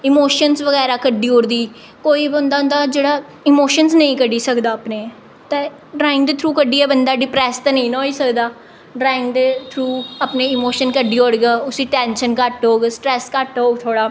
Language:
Dogri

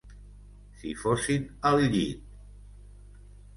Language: Catalan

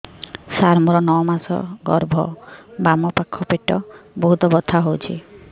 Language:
Odia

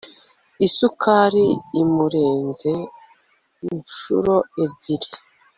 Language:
Kinyarwanda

